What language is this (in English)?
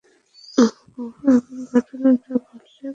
Bangla